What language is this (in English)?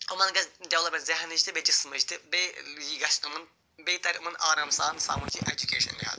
Kashmiri